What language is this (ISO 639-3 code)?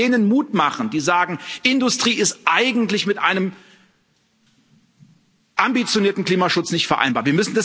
deu